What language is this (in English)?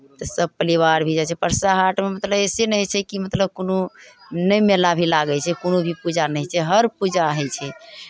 Maithili